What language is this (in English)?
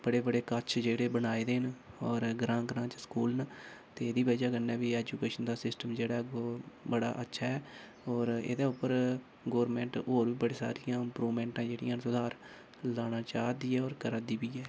Dogri